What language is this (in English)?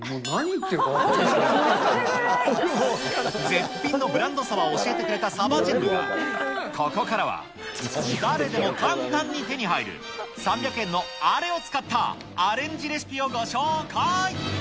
Japanese